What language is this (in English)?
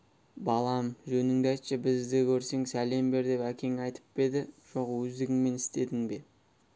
Kazakh